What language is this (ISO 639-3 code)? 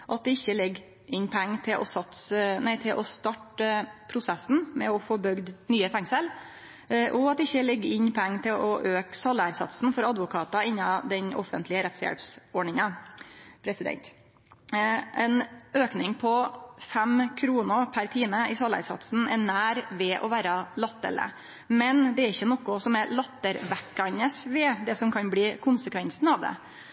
nno